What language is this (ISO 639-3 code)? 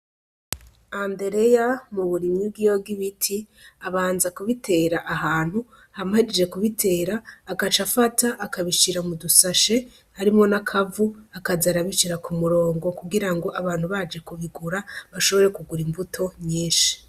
run